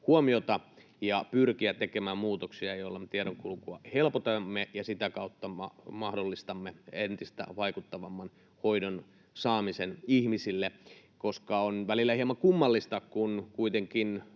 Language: Finnish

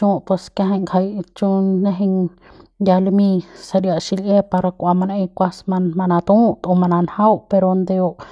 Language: Central Pame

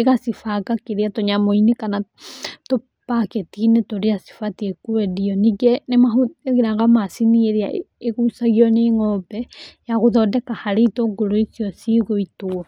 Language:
Kikuyu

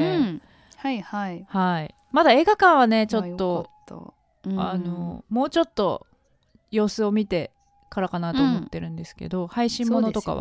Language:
Japanese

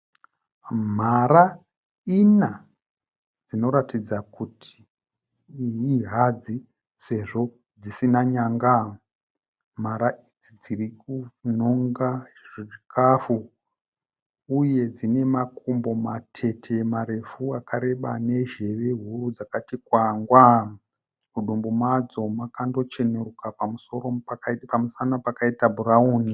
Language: Shona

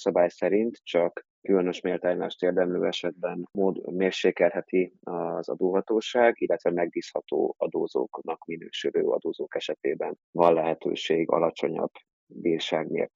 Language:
Hungarian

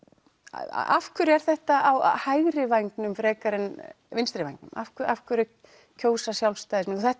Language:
Icelandic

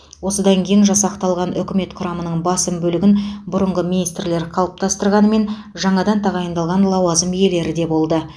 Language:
Kazakh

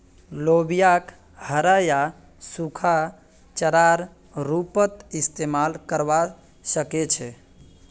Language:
Magahi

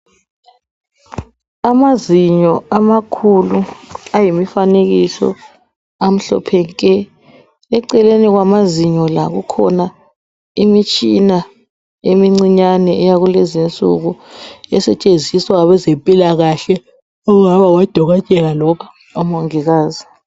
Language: North Ndebele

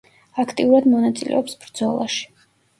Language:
Georgian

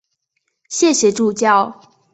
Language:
Chinese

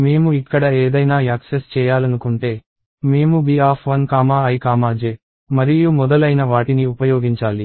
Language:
Telugu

